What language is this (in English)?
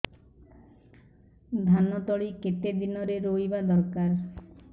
Odia